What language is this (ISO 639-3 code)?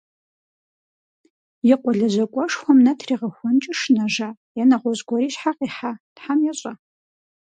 kbd